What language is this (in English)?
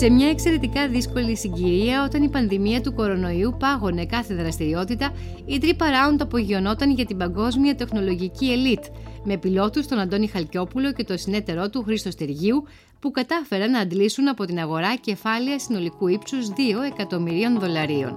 Greek